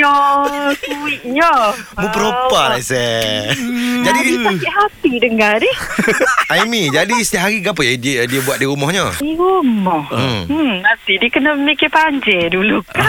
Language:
Malay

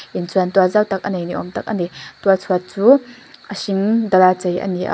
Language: Mizo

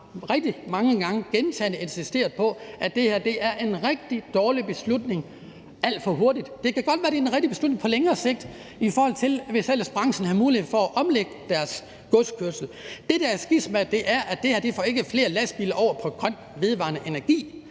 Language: Danish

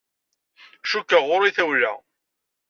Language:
Kabyle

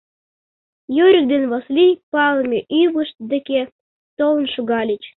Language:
Mari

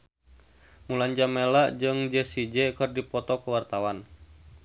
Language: Sundanese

